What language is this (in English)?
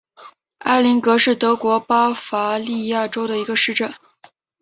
Chinese